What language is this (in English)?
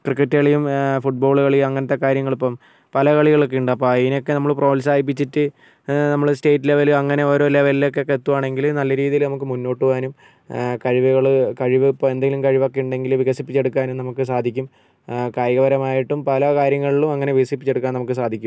Malayalam